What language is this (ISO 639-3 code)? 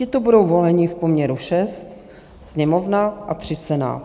ces